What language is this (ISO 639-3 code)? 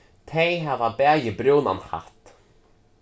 fao